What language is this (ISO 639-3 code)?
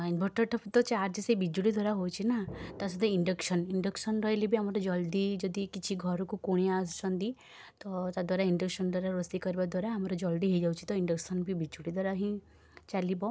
ori